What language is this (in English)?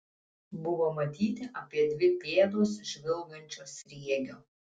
Lithuanian